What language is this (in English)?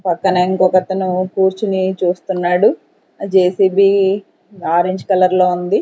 Telugu